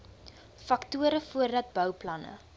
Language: Afrikaans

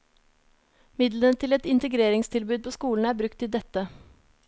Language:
Norwegian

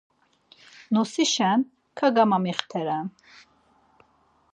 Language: Laz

